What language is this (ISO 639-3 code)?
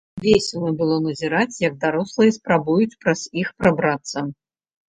bel